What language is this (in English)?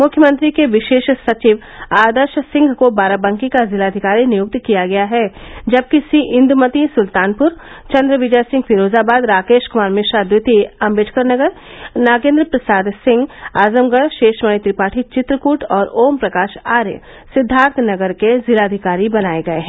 Hindi